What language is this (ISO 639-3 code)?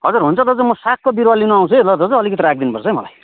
nep